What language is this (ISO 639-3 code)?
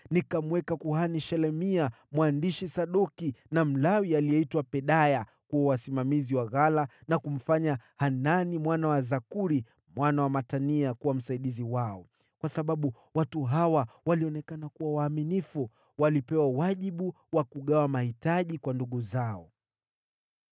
swa